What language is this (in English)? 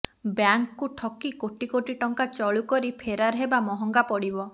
Odia